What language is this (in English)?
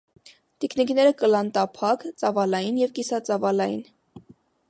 Armenian